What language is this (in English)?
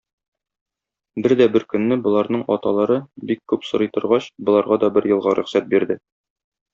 Tatar